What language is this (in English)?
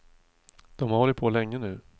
Swedish